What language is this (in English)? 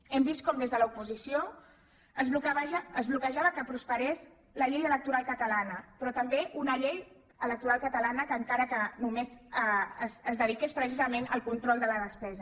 Catalan